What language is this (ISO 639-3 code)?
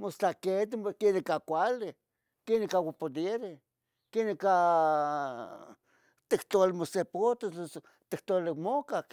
nhg